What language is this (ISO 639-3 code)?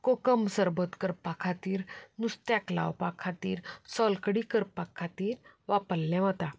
kok